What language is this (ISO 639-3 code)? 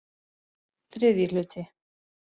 isl